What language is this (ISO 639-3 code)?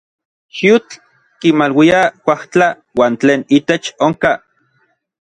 nlv